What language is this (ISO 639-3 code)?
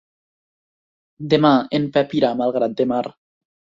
cat